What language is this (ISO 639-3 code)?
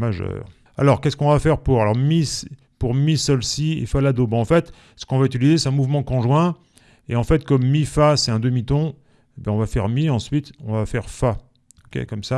fra